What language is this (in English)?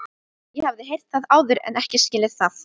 Icelandic